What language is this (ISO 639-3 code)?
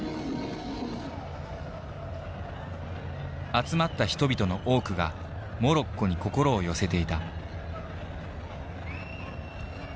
jpn